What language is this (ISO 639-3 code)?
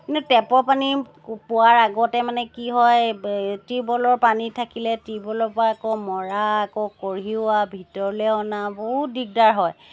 asm